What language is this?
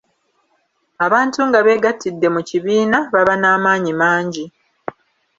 Ganda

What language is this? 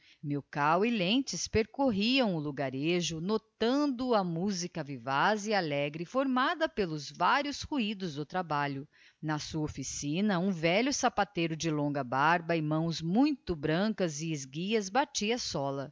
Portuguese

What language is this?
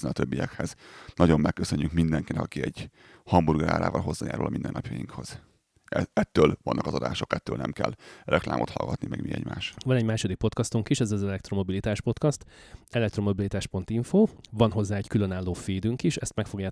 Hungarian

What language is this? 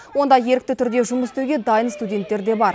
Kazakh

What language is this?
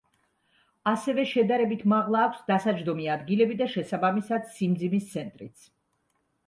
Georgian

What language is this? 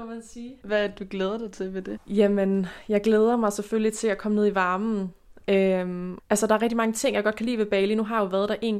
Danish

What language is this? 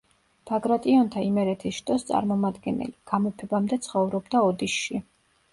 Georgian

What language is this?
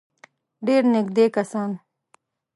Pashto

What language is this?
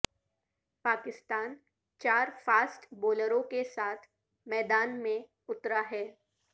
Urdu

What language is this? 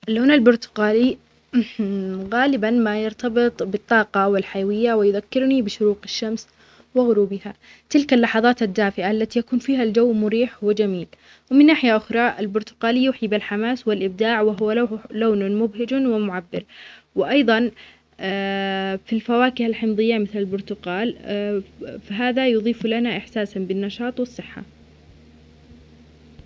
Omani Arabic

